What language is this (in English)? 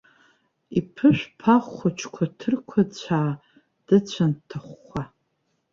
Abkhazian